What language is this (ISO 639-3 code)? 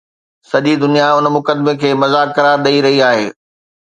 snd